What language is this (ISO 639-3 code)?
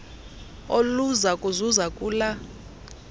xho